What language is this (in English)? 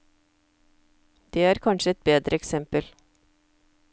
Norwegian